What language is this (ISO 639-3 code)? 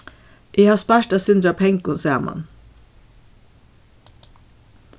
fao